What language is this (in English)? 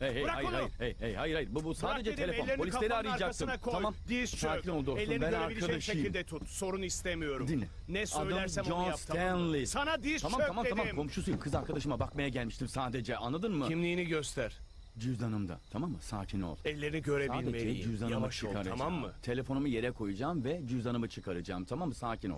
Turkish